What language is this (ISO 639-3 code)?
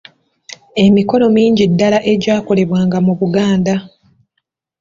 lug